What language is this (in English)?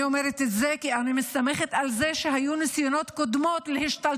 Hebrew